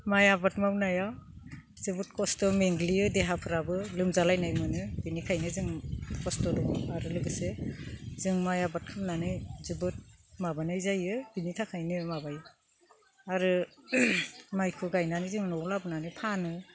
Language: Bodo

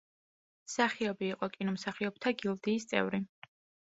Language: Georgian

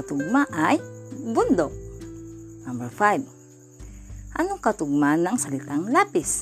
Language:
Filipino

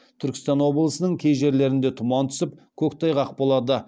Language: Kazakh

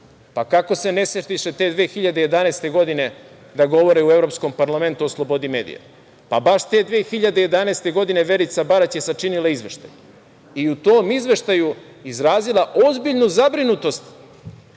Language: Serbian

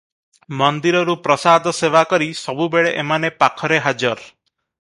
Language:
Odia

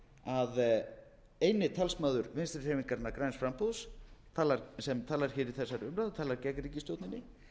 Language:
Icelandic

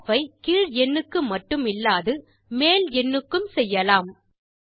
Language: Tamil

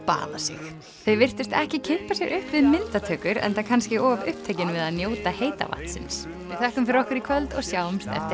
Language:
Icelandic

